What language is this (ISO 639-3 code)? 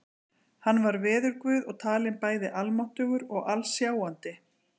isl